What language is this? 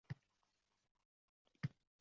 Uzbek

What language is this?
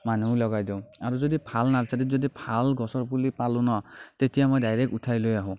Assamese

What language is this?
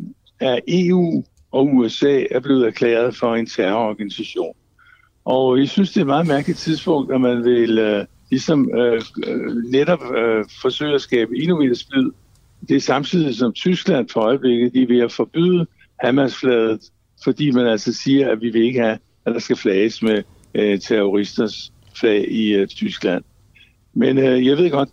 Danish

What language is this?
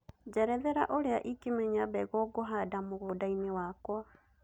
Kikuyu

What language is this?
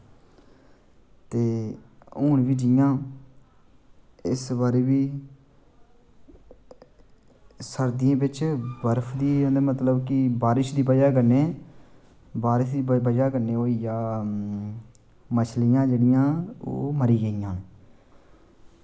Dogri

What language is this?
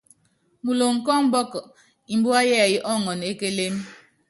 Yangben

